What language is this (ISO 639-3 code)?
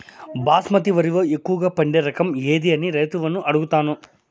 tel